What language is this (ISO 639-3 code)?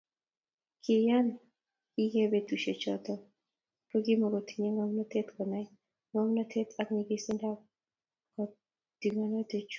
kln